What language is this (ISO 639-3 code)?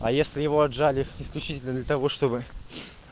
rus